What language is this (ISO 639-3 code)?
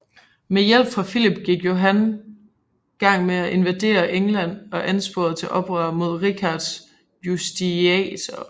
dan